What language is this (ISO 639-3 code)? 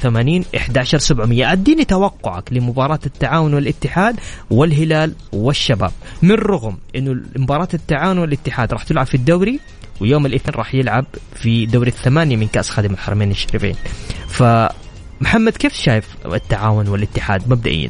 ara